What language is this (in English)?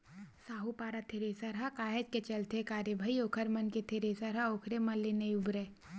Chhattisgarhi